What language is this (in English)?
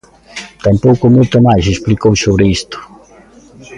Galician